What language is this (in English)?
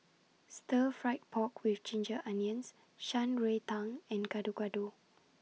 English